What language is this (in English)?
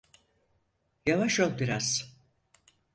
Turkish